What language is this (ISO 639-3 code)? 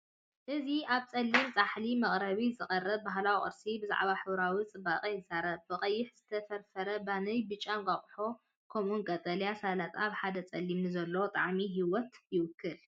tir